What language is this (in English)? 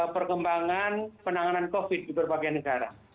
Indonesian